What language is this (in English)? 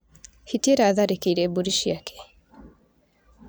Kikuyu